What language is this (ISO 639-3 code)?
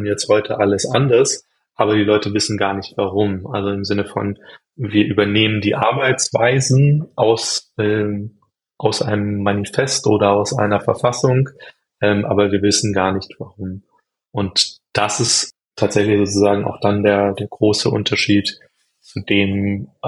deu